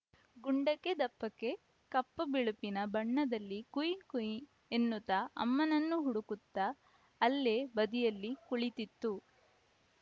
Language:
Kannada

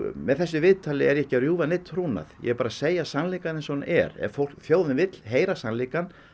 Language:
Icelandic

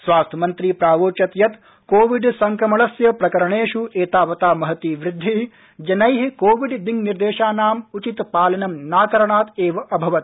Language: Sanskrit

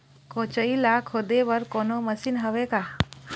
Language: Chhattisgarhi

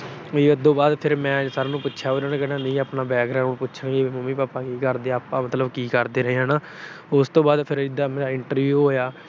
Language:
Punjabi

